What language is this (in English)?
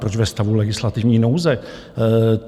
Czech